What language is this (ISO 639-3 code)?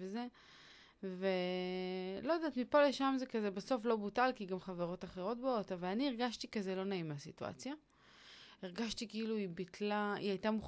heb